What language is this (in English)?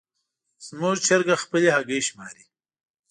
Pashto